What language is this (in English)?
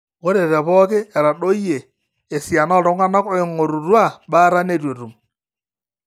Masai